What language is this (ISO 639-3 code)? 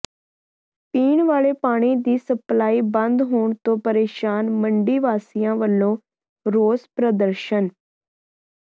pan